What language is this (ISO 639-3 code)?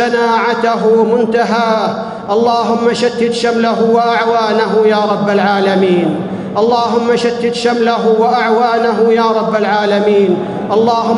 ara